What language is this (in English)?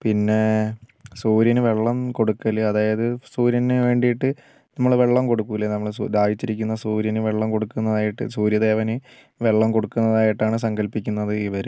Malayalam